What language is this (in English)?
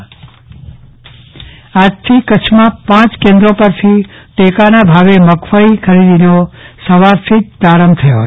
Gujarati